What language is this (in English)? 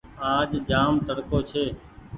Goaria